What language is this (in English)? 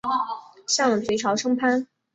Chinese